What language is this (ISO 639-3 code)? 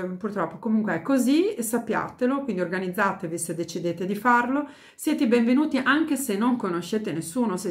ita